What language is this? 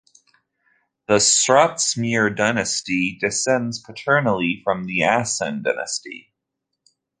English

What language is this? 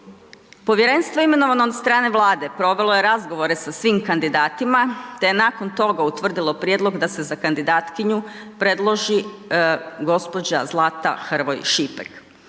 Croatian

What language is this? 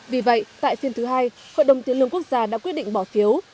Vietnamese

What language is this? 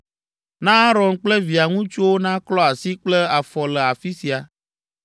Ewe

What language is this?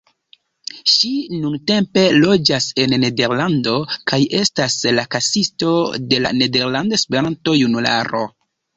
Esperanto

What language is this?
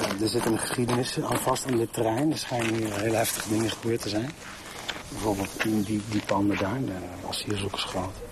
Dutch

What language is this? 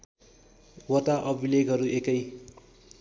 Nepali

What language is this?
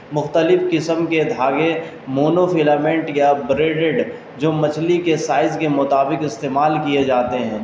Urdu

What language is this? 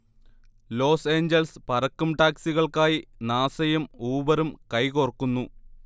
Malayalam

